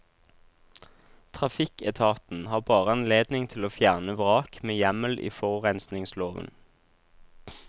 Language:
Norwegian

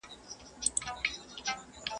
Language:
Pashto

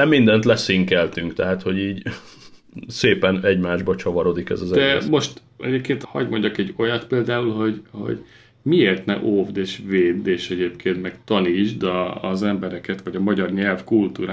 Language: Hungarian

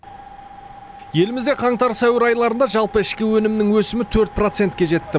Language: Kazakh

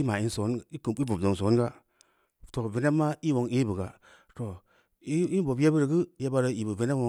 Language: Samba Leko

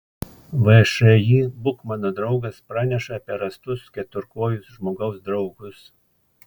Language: Lithuanian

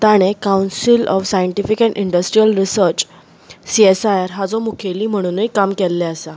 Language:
Konkani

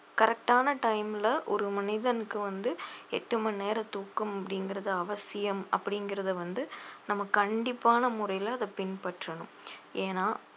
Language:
Tamil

